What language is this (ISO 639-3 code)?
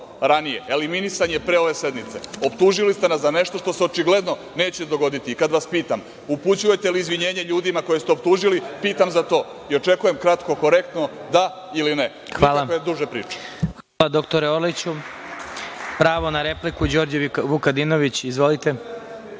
srp